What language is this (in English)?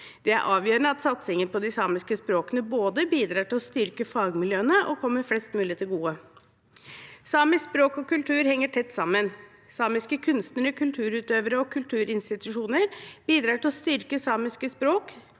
Norwegian